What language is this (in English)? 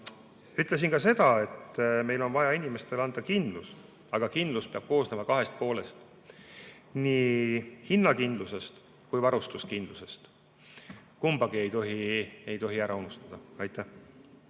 Estonian